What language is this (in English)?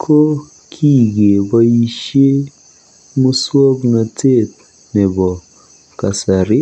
Kalenjin